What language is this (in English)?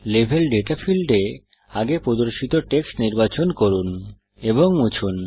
Bangla